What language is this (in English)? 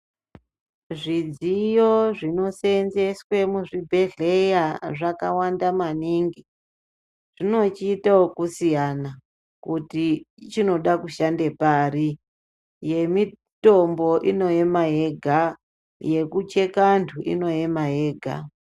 Ndau